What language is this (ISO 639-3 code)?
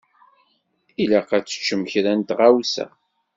kab